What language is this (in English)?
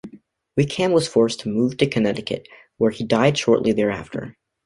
English